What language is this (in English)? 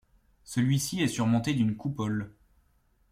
French